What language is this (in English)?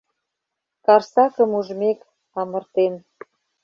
Mari